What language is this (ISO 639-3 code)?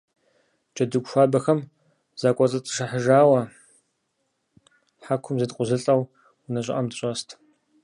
kbd